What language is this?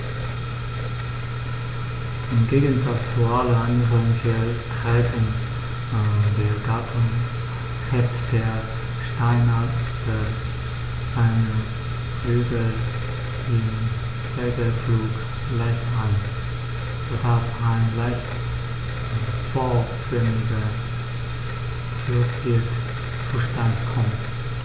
German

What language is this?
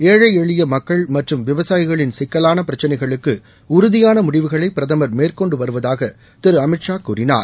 Tamil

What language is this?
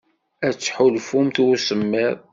Kabyle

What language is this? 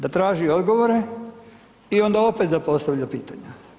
Croatian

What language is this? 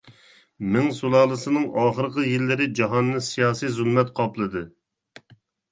Uyghur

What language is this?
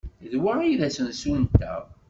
Kabyle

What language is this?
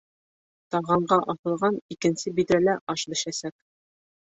Bashkir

